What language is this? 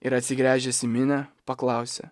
Lithuanian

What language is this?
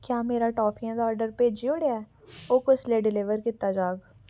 Dogri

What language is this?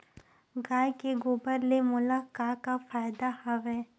Chhattisgarhi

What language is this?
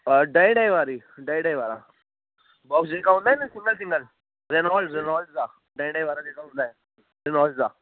Sindhi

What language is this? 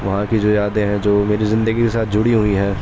Urdu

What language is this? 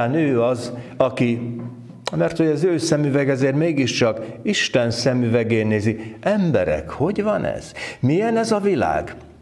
Hungarian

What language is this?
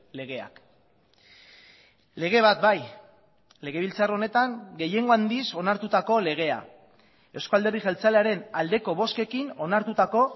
Basque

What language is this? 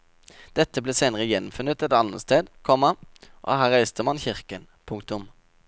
Norwegian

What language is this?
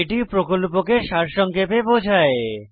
Bangla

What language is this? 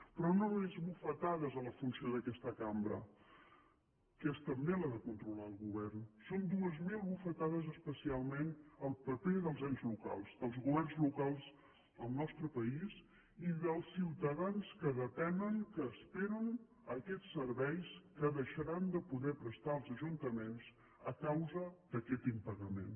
Catalan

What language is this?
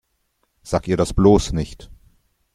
German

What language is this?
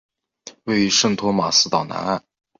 Chinese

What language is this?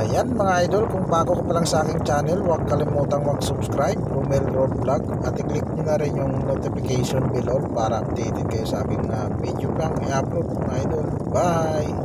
Filipino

